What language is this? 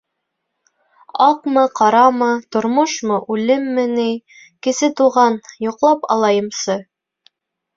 Bashkir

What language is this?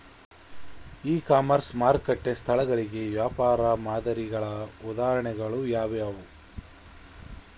Kannada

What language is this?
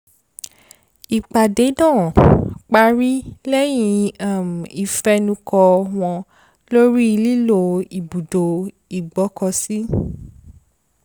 Yoruba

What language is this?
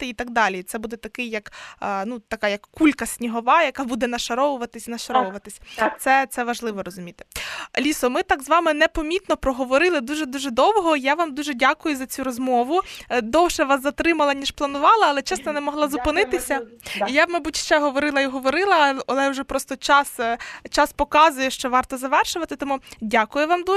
Ukrainian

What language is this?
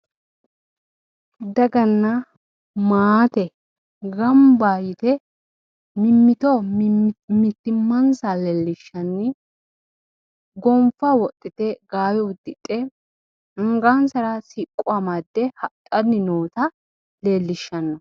Sidamo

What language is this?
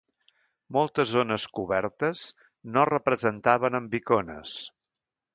Catalan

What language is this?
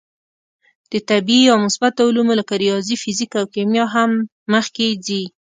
Pashto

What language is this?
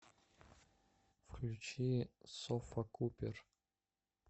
Russian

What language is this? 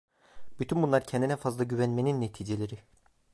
Turkish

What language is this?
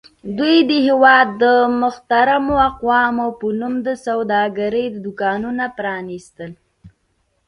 Pashto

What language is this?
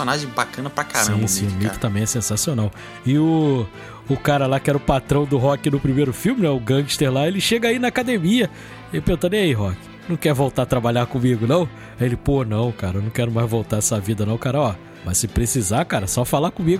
Portuguese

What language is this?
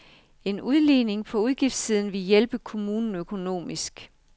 Danish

